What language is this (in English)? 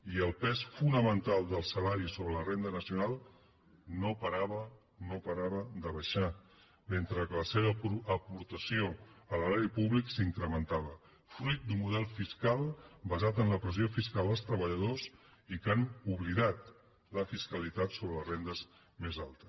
Catalan